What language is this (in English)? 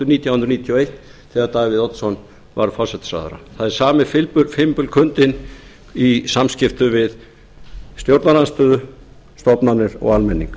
Icelandic